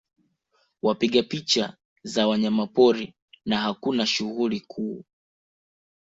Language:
Swahili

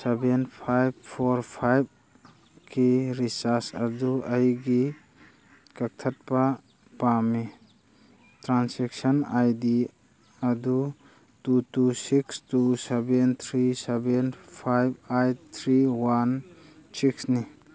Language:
Manipuri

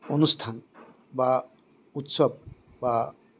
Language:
Assamese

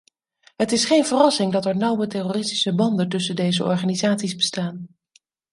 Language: Dutch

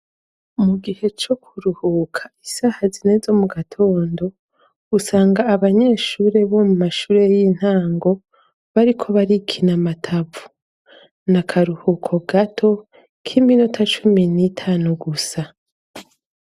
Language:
Rundi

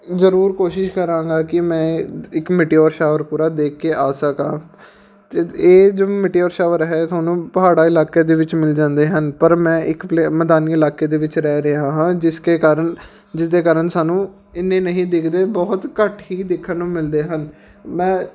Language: Punjabi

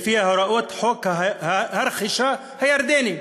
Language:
Hebrew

